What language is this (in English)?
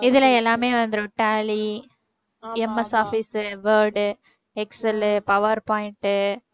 Tamil